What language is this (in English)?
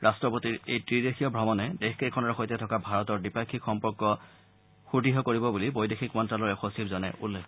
Assamese